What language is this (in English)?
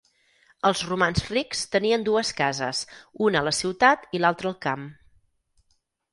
Catalan